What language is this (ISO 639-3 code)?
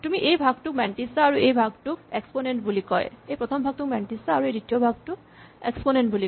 asm